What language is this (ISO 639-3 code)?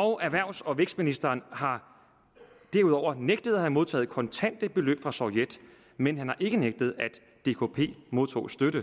dan